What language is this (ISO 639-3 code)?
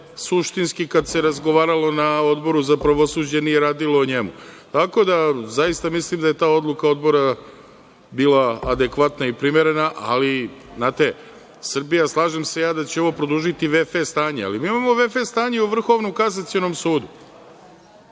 srp